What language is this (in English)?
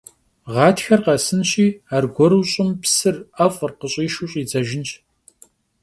Kabardian